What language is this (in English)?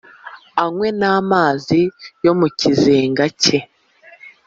Kinyarwanda